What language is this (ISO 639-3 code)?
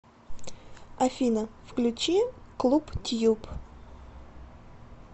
rus